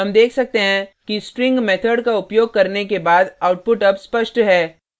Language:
Hindi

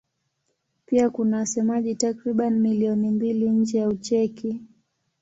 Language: Swahili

